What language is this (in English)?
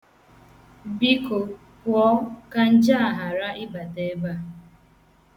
Igbo